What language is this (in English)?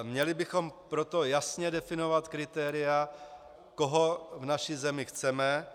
Czech